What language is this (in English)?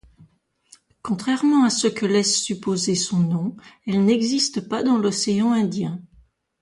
French